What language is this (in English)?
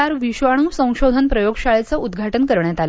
Marathi